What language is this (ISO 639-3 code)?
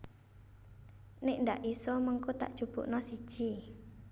jav